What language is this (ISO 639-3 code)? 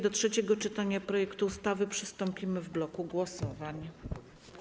pol